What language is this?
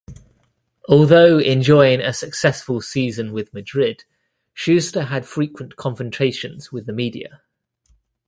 English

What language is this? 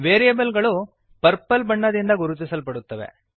Kannada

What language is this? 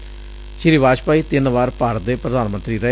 Punjabi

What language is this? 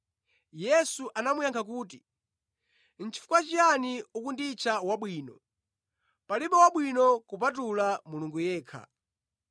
Nyanja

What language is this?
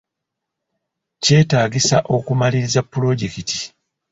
Ganda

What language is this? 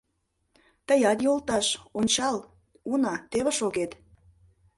Mari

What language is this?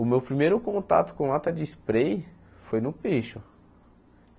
Portuguese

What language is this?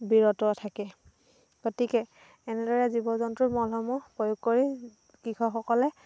Assamese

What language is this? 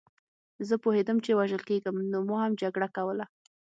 Pashto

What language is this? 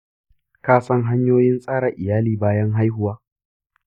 Hausa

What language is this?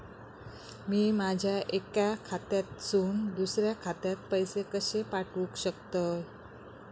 Marathi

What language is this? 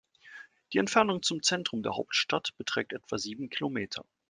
German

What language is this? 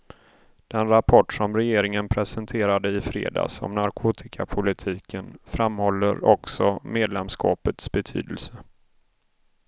Swedish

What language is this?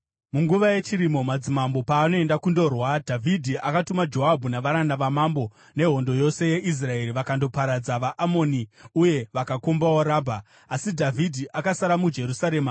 Shona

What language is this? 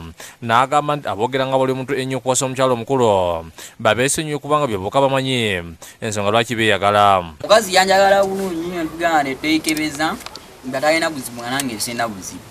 Indonesian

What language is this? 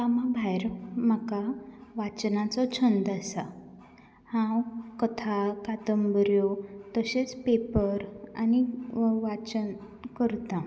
Konkani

